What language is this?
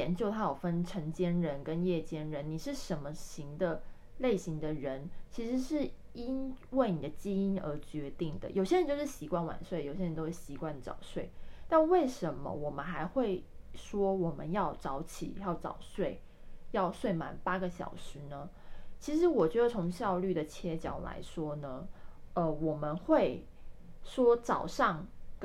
Chinese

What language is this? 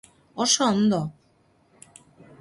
Basque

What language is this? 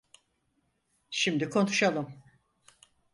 Turkish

